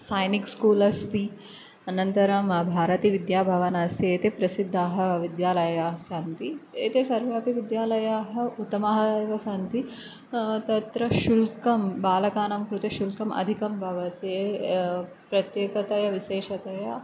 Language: Sanskrit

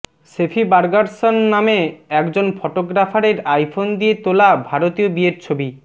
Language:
Bangla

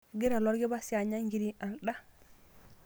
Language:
Masai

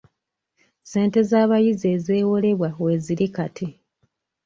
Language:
Ganda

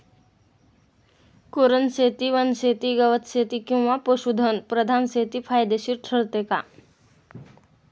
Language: Marathi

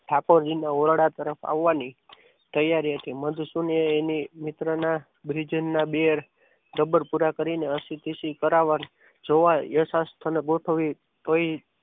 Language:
Gujarati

